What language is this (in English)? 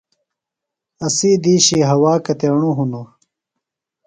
Phalura